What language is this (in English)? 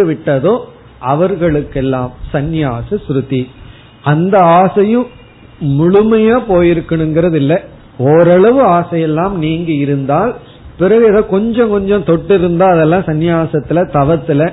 Tamil